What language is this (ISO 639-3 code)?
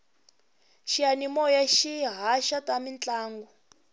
tso